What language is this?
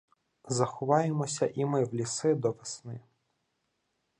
Ukrainian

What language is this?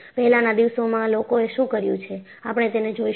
Gujarati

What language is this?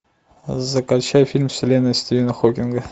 Russian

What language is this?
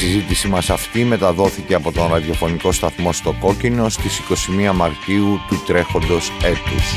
Greek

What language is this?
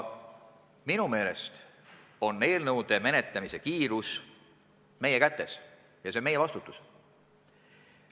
Estonian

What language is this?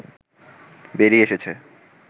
Bangla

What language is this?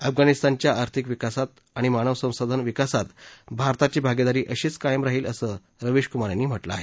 Marathi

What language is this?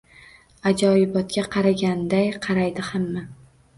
Uzbek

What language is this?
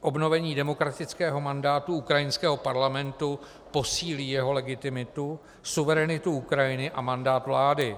Czech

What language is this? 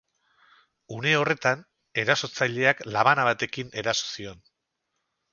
Basque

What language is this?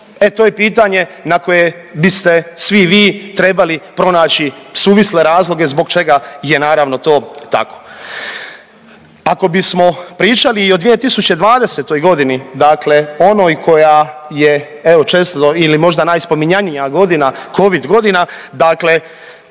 Croatian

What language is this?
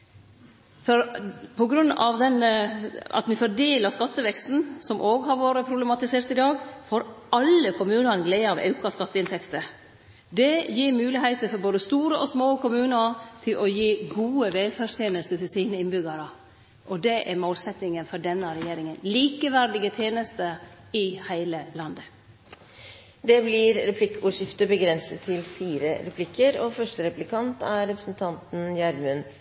Norwegian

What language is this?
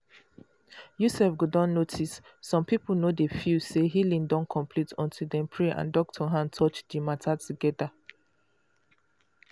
Nigerian Pidgin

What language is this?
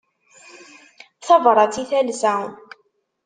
Kabyle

